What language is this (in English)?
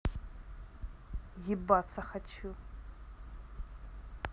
Russian